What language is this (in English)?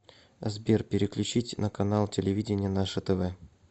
Russian